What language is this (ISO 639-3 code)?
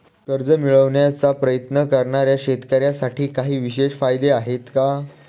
mar